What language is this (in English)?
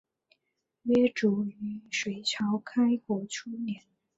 Chinese